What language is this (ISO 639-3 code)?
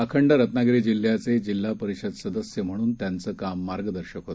mar